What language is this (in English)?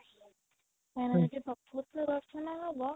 Odia